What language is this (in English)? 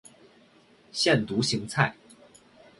Chinese